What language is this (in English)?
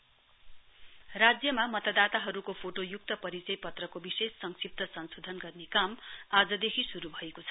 Nepali